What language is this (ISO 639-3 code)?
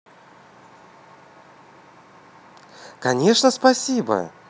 rus